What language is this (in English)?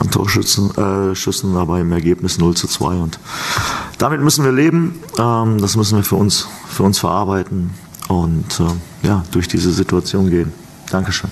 German